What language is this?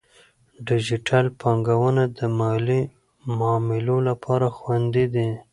Pashto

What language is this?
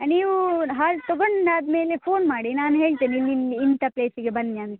Kannada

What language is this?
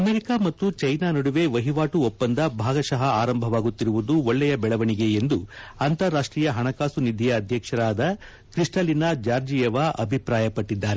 Kannada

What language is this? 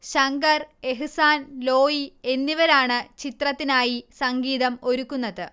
Malayalam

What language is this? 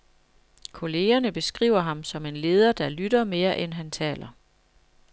Danish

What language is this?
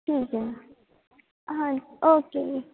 Punjabi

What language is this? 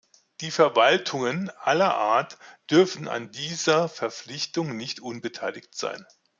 German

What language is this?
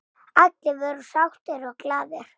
Icelandic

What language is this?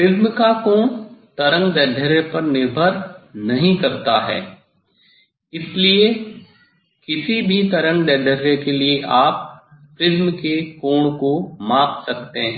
Hindi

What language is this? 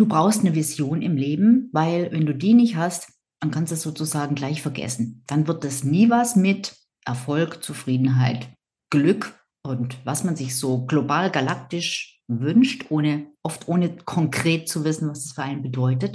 German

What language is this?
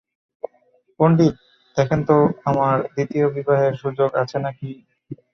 Bangla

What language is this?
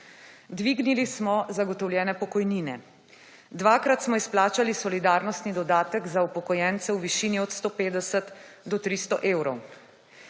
Slovenian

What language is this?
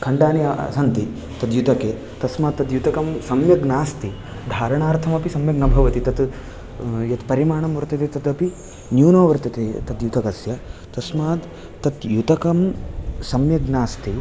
Sanskrit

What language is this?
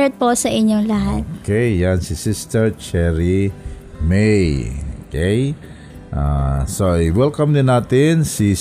Filipino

